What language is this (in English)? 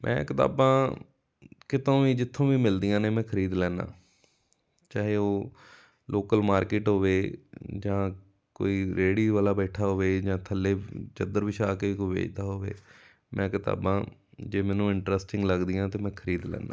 Punjabi